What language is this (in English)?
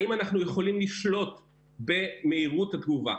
Hebrew